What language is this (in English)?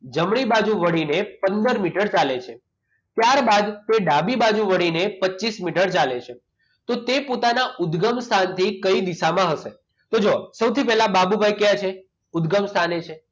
Gujarati